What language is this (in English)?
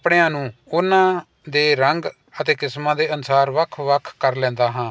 Punjabi